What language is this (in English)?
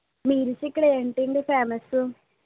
Telugu